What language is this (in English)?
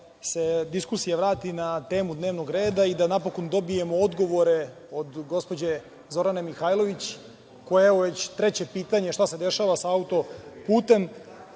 Serbian